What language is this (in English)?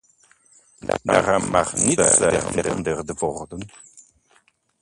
Dutch